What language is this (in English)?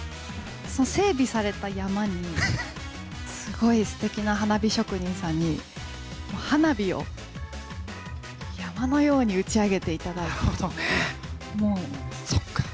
Japanese